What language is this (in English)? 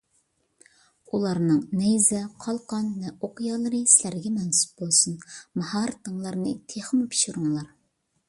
Uyghur